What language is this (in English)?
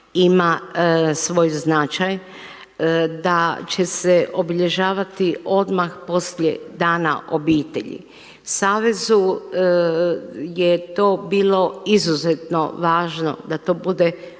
Croatian